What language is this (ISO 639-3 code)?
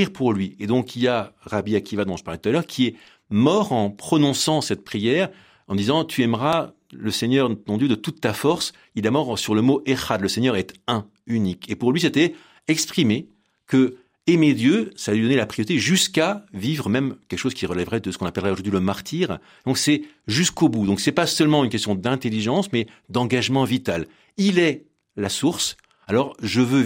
fra